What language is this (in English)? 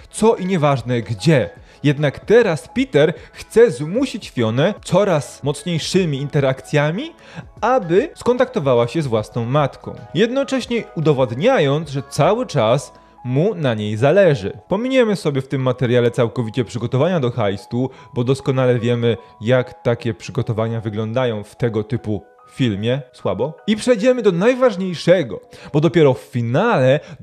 Polish